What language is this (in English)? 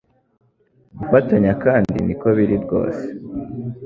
Kinyarwanda